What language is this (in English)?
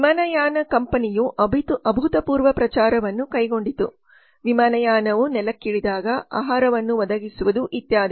Kannada